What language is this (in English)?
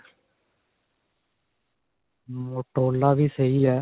Punjabi